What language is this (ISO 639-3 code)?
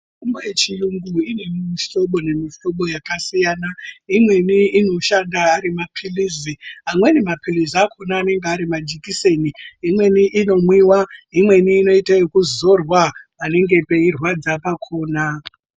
ndc